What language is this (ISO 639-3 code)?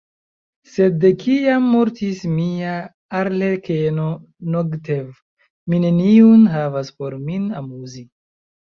epo